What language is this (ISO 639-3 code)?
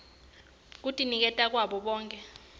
ssw